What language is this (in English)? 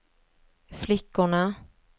Swedish